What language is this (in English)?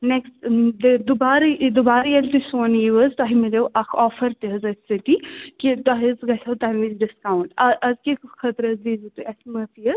Kashmiri